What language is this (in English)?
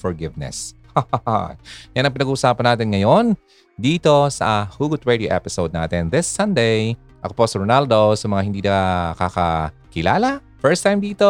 Filipino